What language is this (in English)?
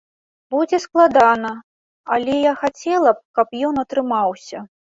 Belarusian